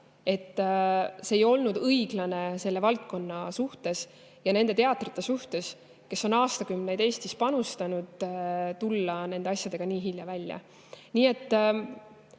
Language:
Estonian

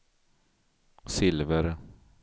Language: Swedish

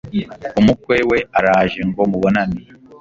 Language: Kinyarwanda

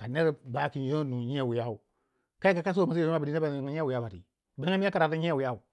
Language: Waja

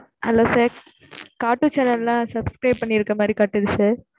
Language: Tamil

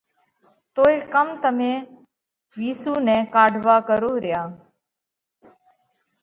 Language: Parkari Koli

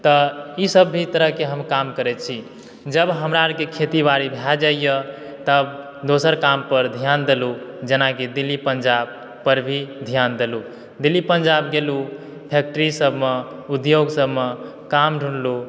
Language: Maithili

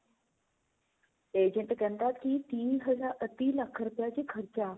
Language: Punjabi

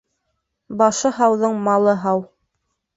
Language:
Bashkir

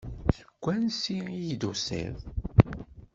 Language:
Kabyle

